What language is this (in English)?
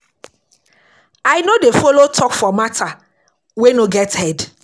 Nigerian Pidgin